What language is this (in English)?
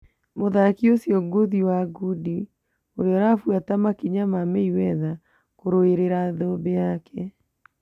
Kikuyu